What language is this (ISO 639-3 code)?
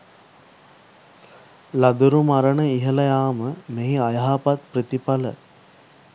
sin